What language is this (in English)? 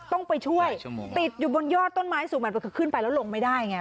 Thai